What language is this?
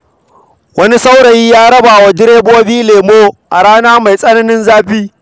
Hausa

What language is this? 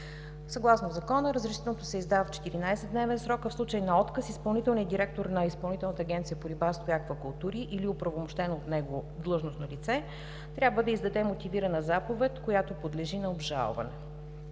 Bulgarian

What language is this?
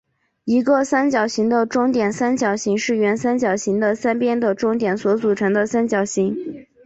Chinese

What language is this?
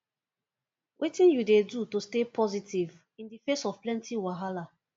Nigerian Pidgin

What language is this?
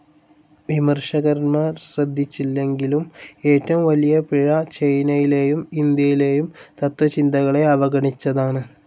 Malayalam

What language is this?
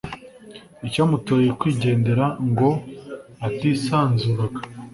Kinyarwanda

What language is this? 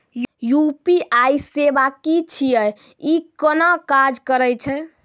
Maithili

